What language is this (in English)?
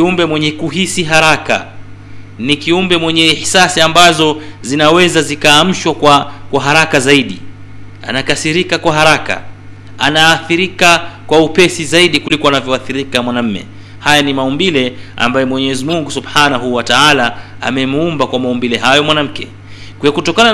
Swahili